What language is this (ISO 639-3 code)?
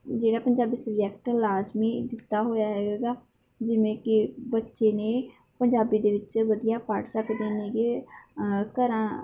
pan